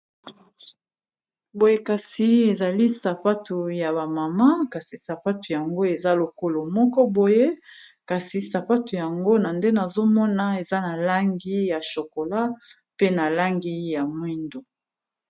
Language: Lingala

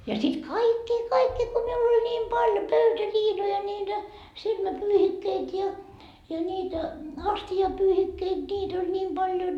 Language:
Finnish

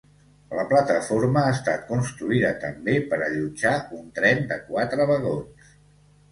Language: Catalan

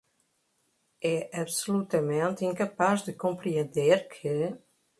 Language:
Portuguese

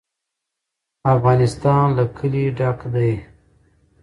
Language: Pashto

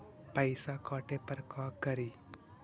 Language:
Magahi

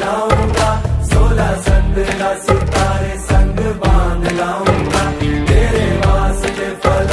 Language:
Arabic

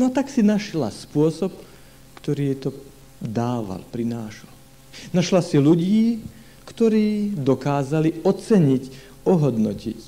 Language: Slovak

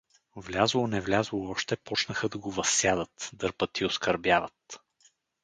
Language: Bulgarian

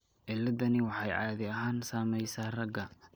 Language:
Somali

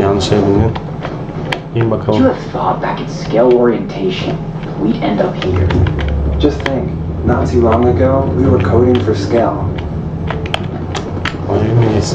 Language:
Turkish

